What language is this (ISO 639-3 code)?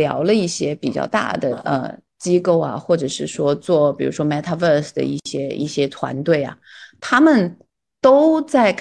zho